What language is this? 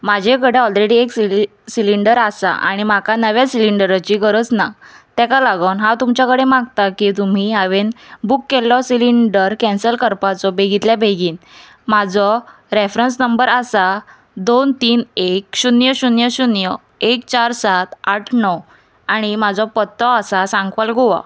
Konkani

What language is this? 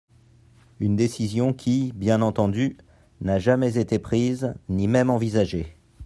French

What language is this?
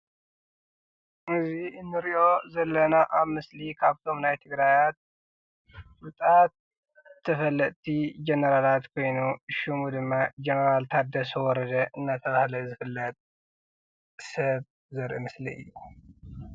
Tigrinya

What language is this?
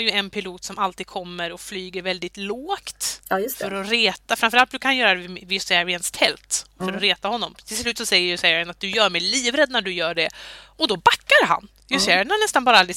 Swedish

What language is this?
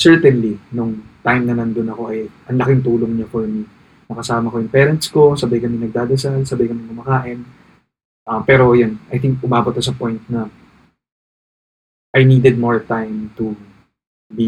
Filipino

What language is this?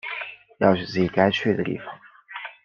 Chinese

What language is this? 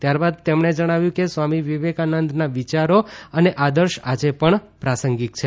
Gujarati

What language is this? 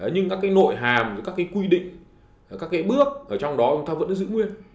Vietnamese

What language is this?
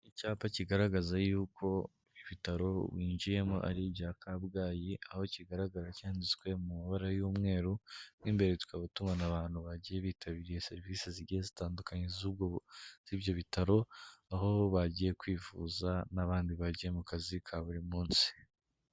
Kinyarwanda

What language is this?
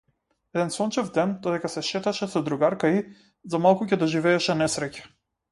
Macedonian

